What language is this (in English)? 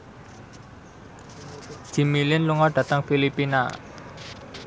Javanese